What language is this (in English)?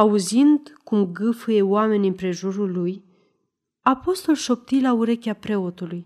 Romanian